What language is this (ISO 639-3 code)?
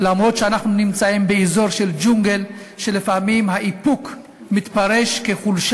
heb